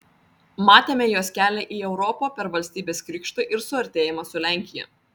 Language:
Lithuanian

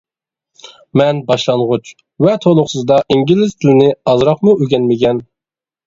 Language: Uyghur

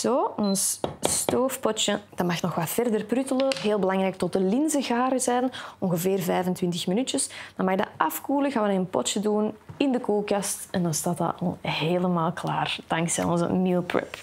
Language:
Dutch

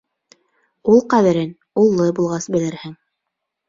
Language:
Bashkir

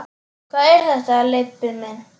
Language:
Icelandic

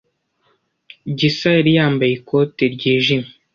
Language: Kinyarwanda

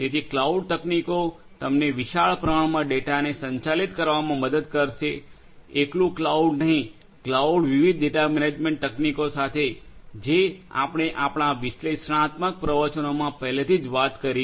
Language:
Gujarati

